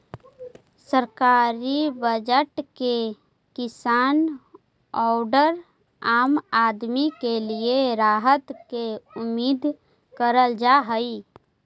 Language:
Magahi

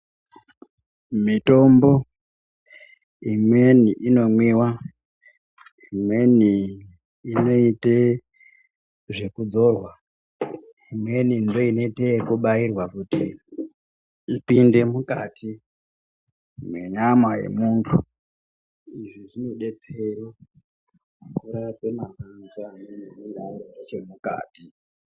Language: Ndau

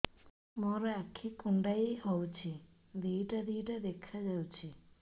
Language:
Odia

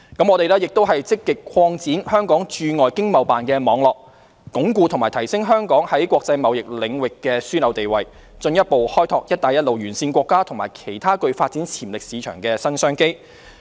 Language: Cantonese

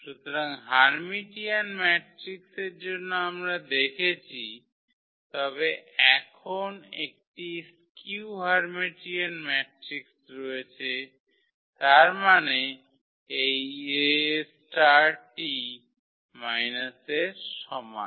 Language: Bangla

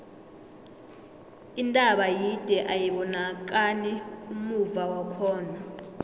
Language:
South Ndebele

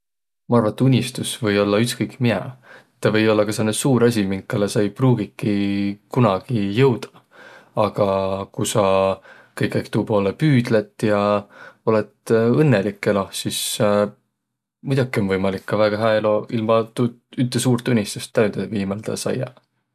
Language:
Võro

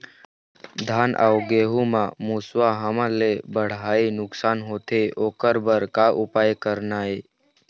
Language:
Chhattisgarhi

